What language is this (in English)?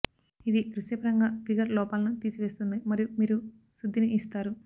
Telugu